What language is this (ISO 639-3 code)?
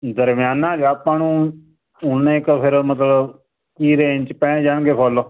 pan